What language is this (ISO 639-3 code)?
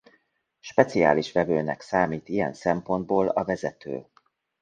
hun